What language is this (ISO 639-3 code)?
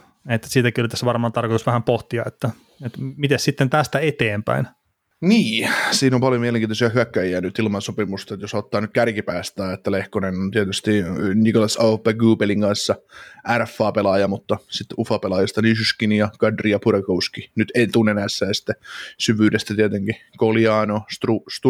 fin